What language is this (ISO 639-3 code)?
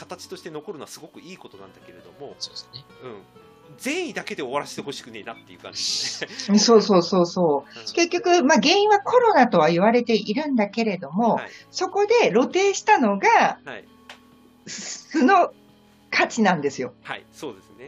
jpn